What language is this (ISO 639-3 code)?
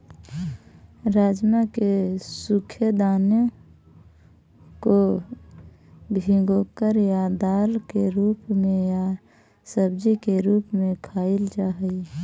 mag